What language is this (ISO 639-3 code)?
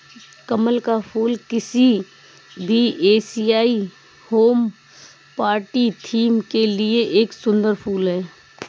hin